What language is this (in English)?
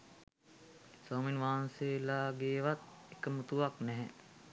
Sinhala